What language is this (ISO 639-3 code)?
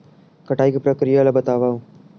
hne